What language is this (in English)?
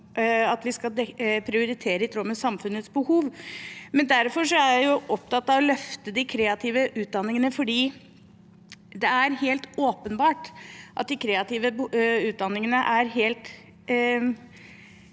Norwegian